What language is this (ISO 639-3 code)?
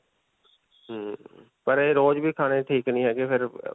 pan